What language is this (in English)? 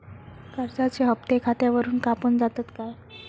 Marathi